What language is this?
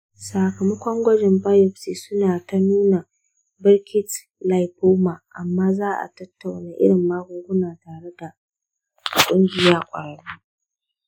Hausa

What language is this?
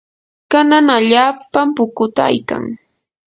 Yanahuanca Pasco Quechua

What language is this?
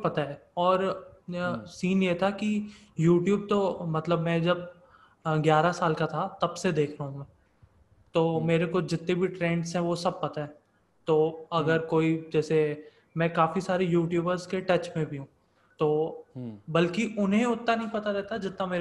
Hindi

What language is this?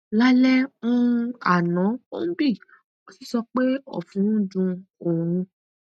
Yoruba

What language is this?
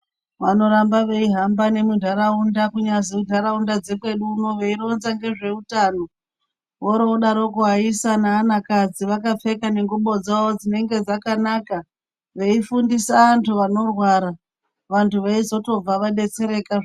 Ndau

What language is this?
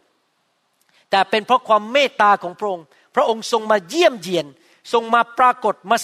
Thai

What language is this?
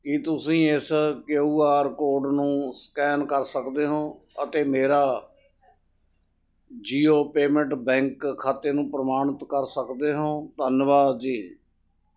Punjabi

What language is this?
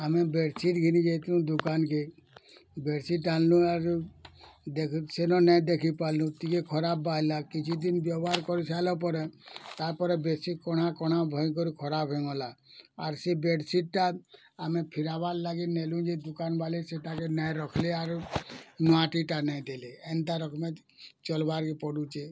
Odia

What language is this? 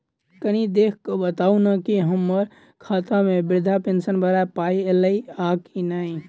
Maithili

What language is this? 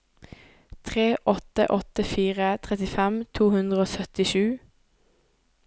Norwegian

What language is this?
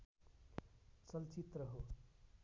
Nepali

